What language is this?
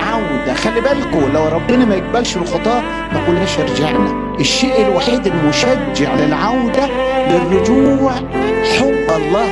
Arabic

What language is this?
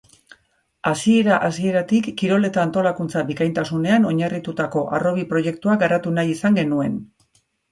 Basque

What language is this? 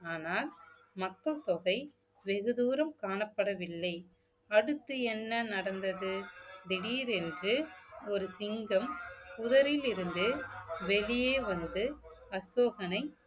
Tamil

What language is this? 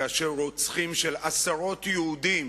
Hebrew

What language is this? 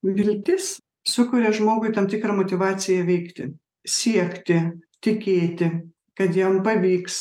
Lithuanian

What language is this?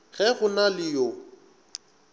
Northern Sotho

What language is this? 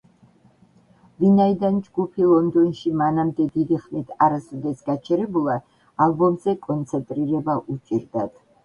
Georgian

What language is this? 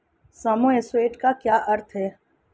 Hindi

